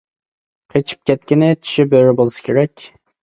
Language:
Uyghur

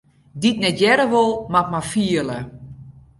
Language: Western Frisian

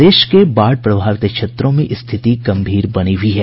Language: Hindi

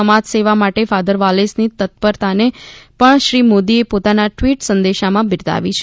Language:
Gujarati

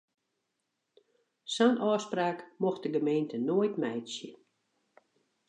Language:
Western Frisian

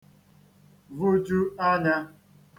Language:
Igbo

